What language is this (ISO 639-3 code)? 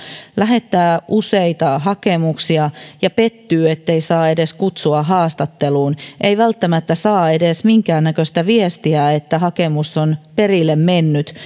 fin